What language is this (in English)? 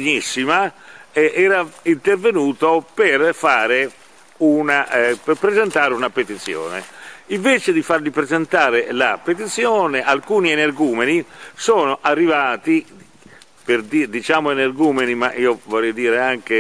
Italian